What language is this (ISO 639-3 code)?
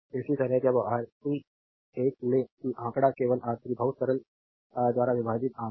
hin